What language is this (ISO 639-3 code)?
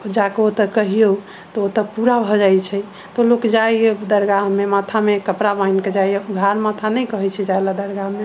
mai